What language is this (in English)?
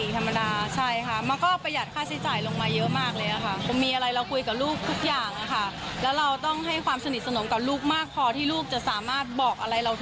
Thai